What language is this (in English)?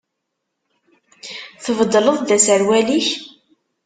Kabyle